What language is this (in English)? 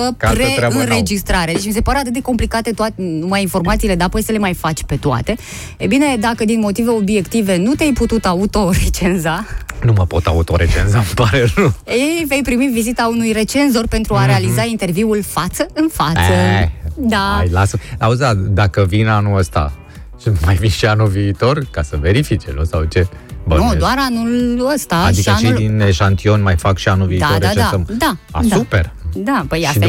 Romanian